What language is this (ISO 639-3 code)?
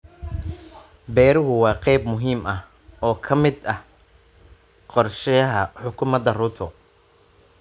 som